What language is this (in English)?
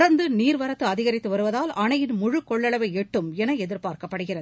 Tamil